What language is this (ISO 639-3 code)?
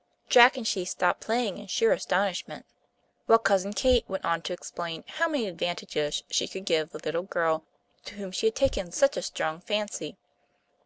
eng